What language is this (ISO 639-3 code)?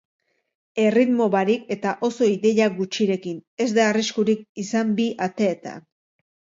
eus